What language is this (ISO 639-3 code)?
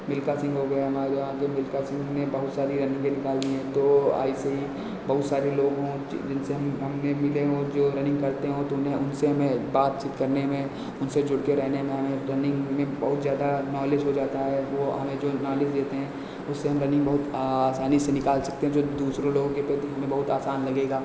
hin